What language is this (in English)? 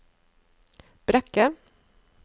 Norwegian